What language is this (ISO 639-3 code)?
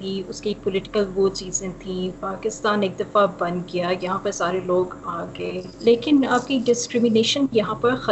urd